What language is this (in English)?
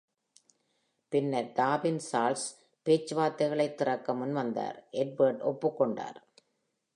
Tamil